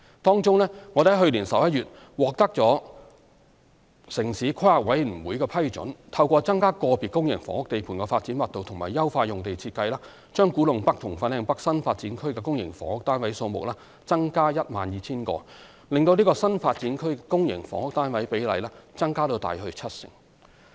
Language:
Cantonese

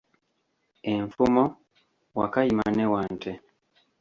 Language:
Ganda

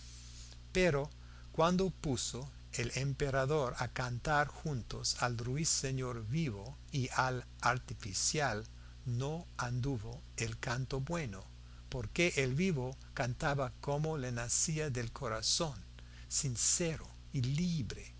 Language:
Spanish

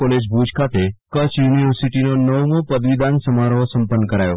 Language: Gujarati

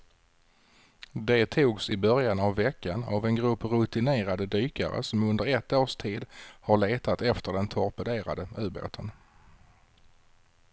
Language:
Swedish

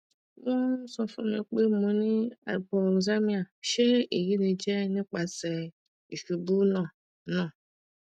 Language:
Yoruba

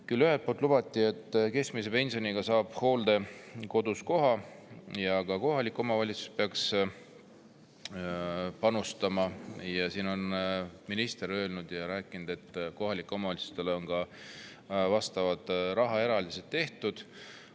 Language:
Estonian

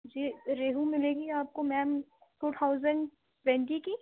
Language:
Urdu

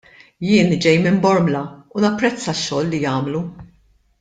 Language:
Maltese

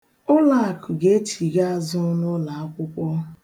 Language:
Igbo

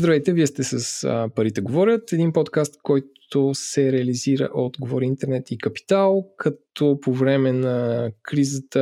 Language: Bulgarian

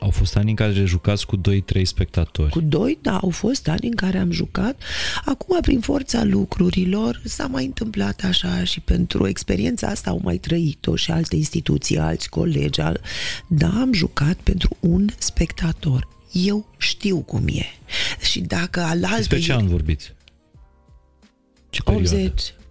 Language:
Romanian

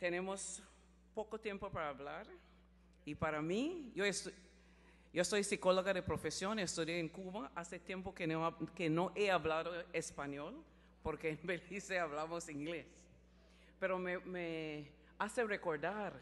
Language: Spanish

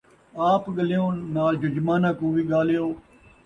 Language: Saraiki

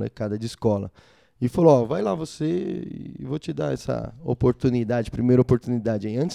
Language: Portuguese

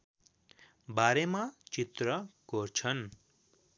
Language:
Nepali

